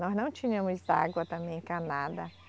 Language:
Portuguese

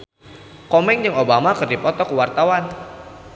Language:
Sundanese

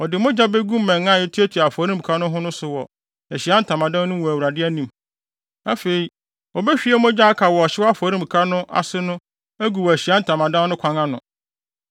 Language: Akan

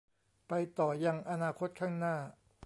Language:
Thai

